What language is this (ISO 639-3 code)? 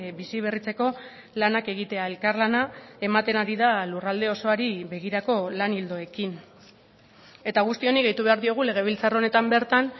eus